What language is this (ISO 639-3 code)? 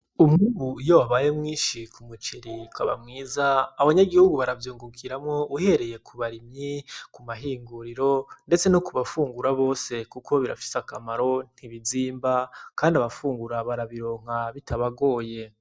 run